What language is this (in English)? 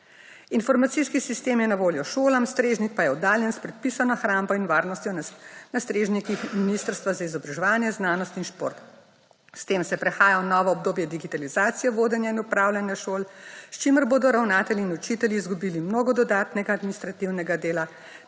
Slovenian